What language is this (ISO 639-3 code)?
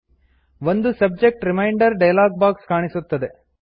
kan